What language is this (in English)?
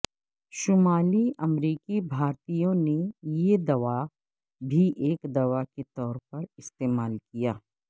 Urdu